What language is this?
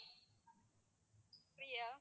Tamil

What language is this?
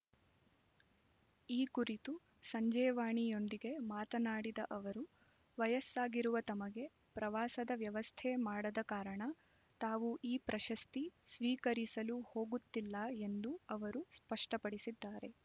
Kannada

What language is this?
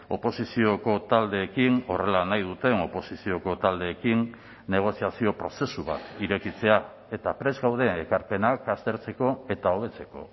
Basque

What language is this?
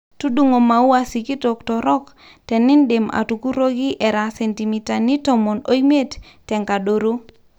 Masai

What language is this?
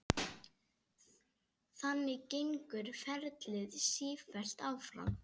Icelandic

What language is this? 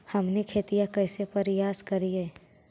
Magahi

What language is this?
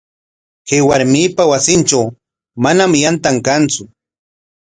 Corongo Ancash Quechua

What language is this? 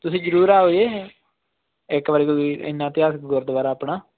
Punjabi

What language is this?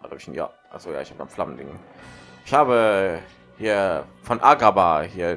German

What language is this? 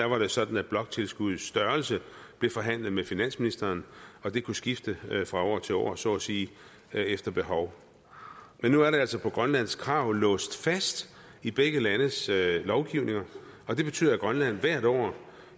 Danish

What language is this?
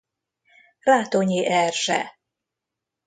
Hungarian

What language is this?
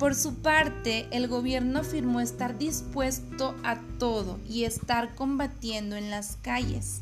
Spanish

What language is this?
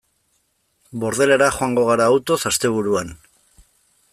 Basque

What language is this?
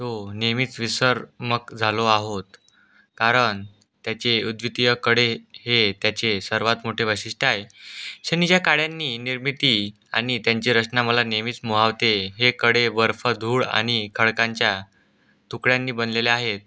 Marathi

